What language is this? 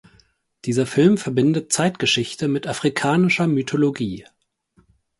German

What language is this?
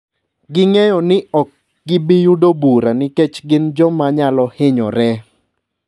Luo (Kenya and Tanzania)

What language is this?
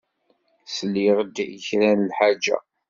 Kabyle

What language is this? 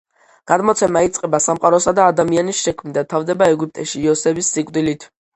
Georgian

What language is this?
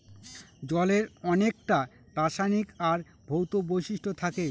Bangla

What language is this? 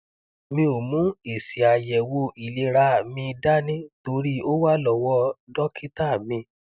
Yoruba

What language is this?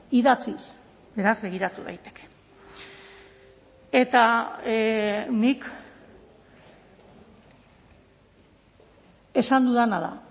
Basque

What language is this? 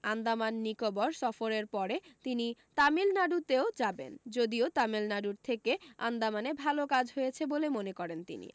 Bangla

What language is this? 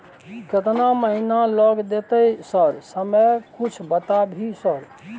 Maithili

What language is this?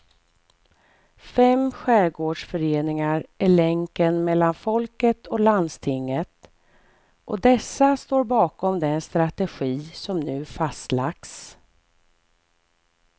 Swedish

